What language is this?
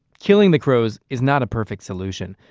English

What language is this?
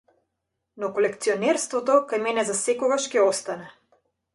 Macedonian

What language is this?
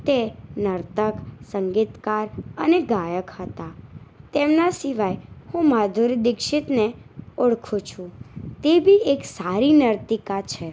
Gujarati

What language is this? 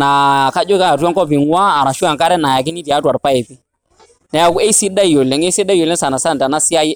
Masai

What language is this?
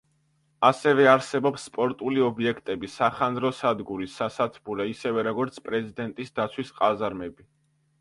Georgian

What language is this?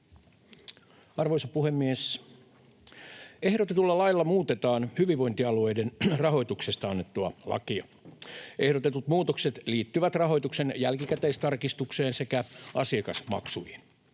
Finnish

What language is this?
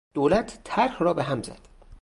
Persian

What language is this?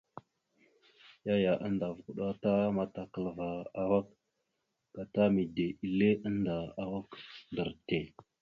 Mada (Cameroon)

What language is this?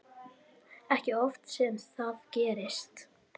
Icelandic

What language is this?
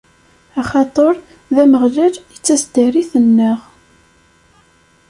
Kabyle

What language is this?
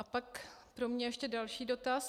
Czech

